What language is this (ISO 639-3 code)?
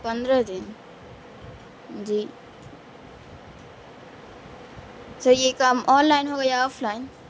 urd